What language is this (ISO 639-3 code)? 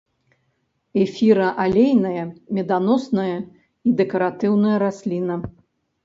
bel